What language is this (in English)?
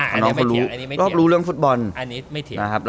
Thai